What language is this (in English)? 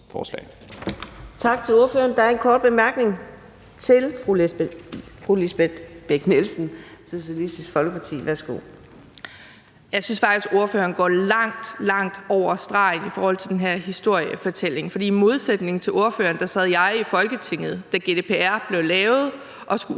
Danish